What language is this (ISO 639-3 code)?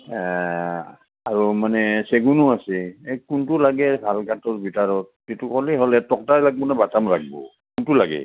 asm